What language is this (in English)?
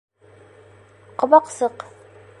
Bashkir